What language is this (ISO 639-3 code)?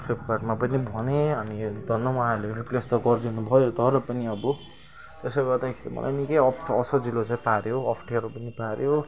nep